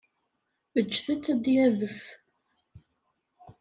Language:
Kabyle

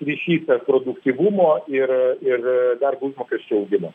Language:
Lithuanian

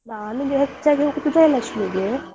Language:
Kannada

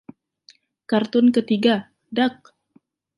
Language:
Indonesian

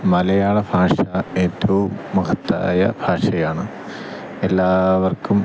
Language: Malayalam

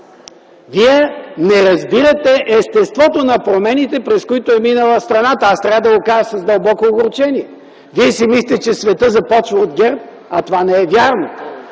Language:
Bulgarian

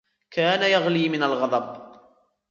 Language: Arabic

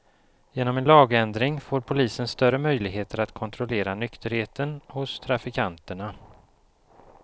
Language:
Swedish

